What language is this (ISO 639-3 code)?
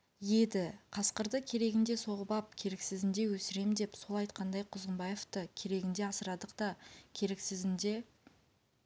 kaz